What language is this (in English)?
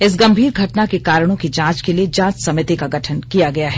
Hindi